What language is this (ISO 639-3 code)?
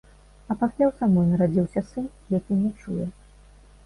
bel